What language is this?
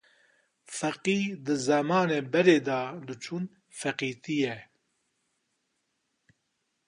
Kurdish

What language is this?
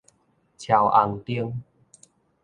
Min Nan Chinese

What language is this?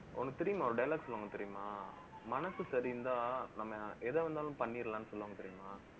Tamil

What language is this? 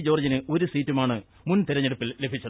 Malayalam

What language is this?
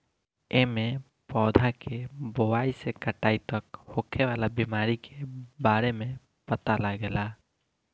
Bhojpuri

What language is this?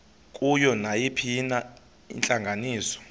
Xhosa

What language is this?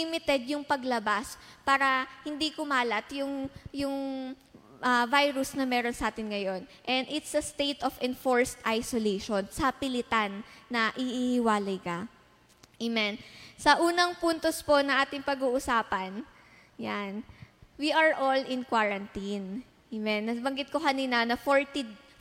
Filipino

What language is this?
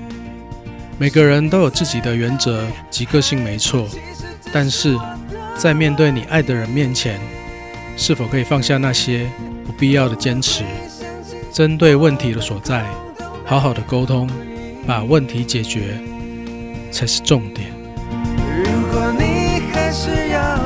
Chinese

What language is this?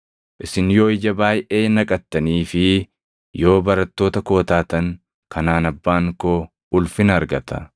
Oromo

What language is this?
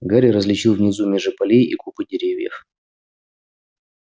Russian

